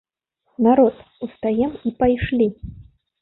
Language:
Belarusian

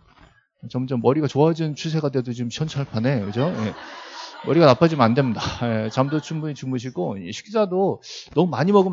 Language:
Korean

